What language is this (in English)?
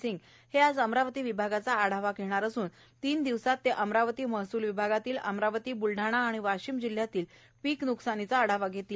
Marathi